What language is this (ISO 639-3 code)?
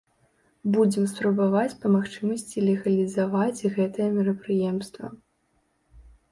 bel